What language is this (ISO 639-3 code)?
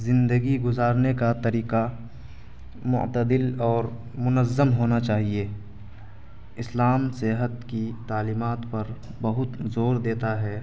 urd